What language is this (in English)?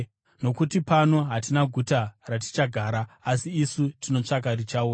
Shona